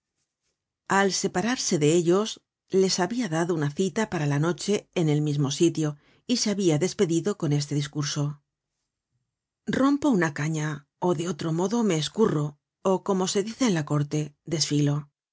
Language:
Spanish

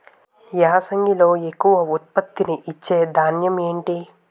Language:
Telugu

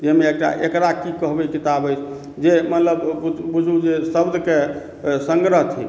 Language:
Maithili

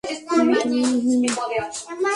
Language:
Bangla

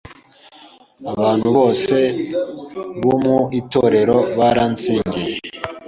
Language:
Kinyarwanda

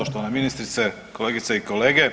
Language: Croatian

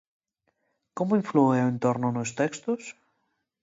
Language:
Galician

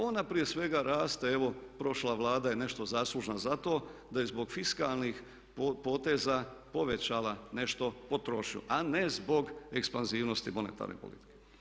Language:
Croatian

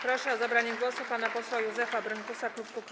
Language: Polish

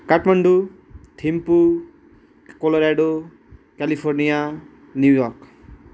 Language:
Nepali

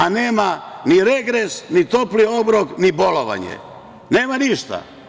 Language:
Serbian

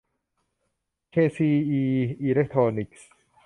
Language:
Thai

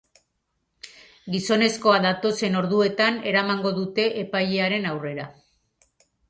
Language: Basque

